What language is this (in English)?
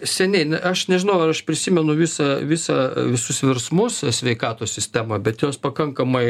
Lithuanian